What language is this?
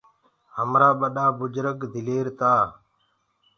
Gurgula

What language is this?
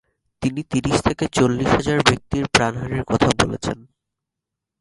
Bangla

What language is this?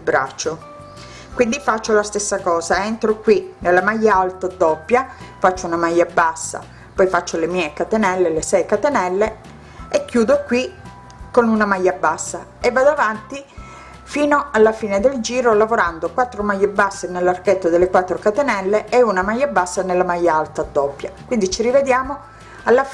Italian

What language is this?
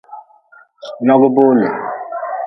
Nawdm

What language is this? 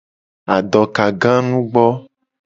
Gen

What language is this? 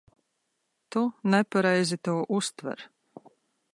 Latvian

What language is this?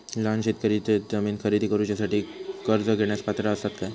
Marathi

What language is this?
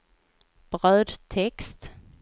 Swedish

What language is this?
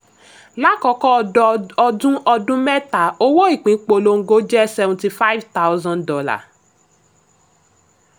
Yoruba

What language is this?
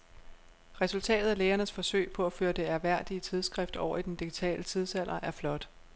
Danish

